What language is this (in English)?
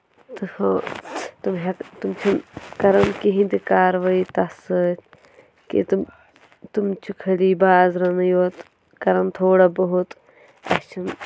Kashmiri